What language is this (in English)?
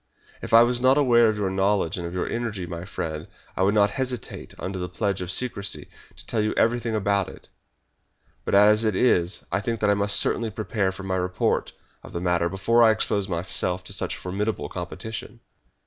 English